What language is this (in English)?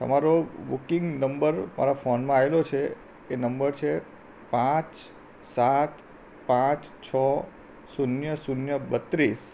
Gujarati